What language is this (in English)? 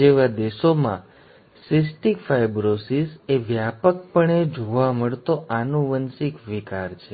Gujarati